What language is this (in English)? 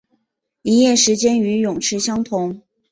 Chinese